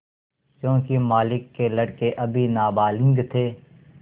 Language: Hindi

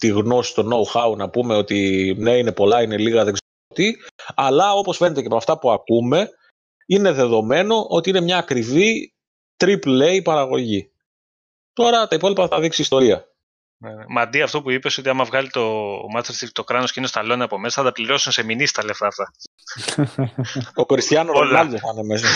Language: Greek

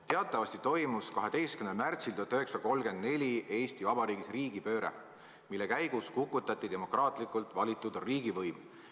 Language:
Estonian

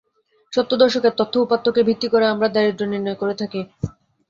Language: Bangla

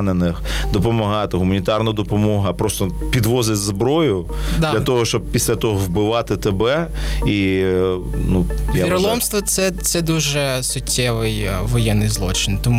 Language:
Ukrainian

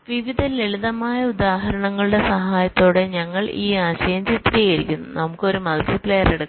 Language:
Malayalam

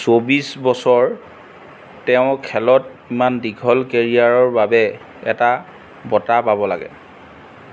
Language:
Assamese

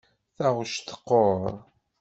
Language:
Kabyle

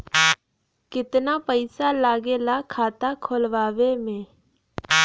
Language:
Bhojpuri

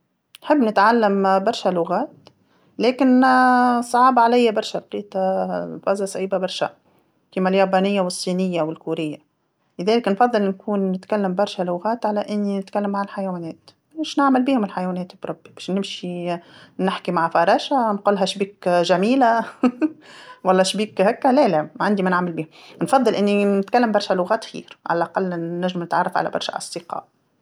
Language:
Tunisian Arabic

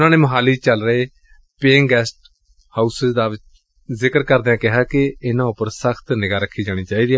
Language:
Punjabi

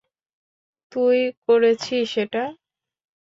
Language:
Bangla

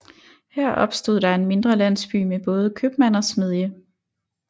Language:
Danish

